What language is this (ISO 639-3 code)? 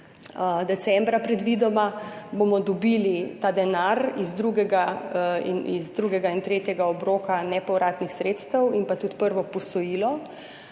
slv